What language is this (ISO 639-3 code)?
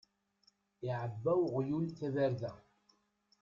kab